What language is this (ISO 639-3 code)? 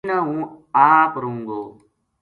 gju